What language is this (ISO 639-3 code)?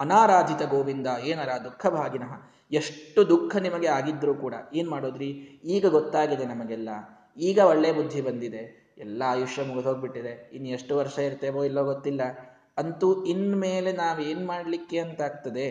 kan